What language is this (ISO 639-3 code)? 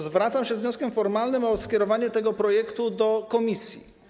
pol